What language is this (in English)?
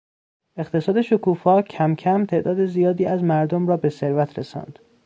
Persian